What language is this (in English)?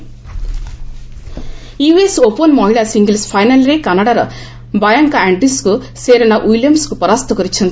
Odia